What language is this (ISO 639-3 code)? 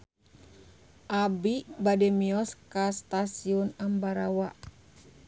sun